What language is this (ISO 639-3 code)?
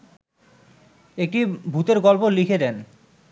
ben